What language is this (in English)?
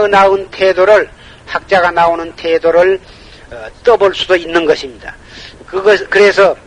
Korean